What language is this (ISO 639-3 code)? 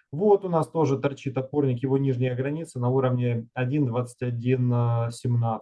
rus